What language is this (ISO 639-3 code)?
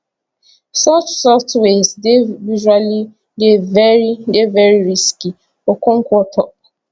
pcm